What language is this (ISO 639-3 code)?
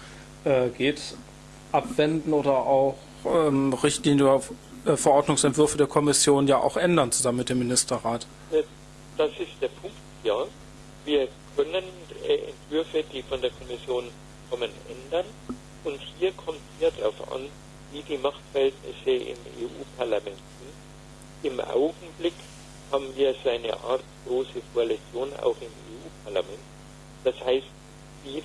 deu